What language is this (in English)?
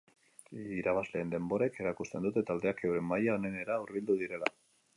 Basque